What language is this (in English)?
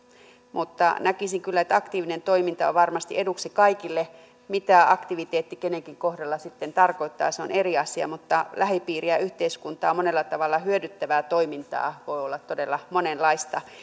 Finnish